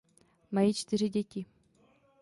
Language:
Czech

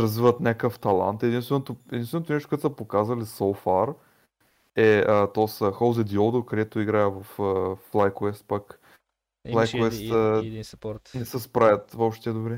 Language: Bulgarian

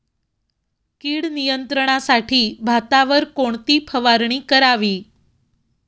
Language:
Marathi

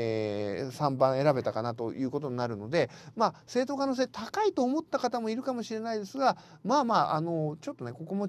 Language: Japanese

